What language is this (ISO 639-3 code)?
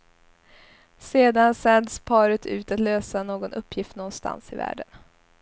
swe